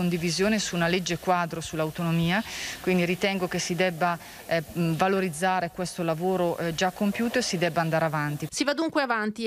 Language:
Italian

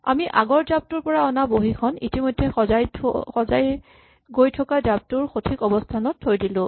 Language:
Assamese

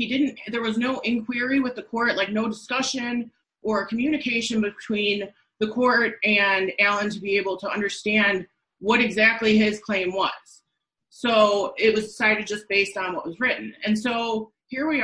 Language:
English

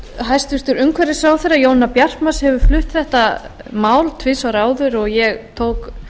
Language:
Icelandic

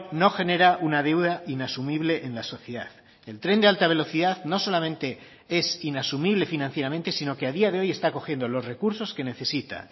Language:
Spanish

